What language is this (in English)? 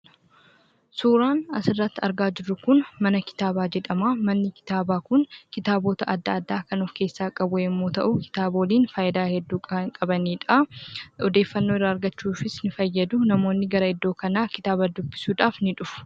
Oromo